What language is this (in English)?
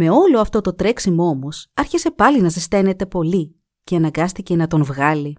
Greek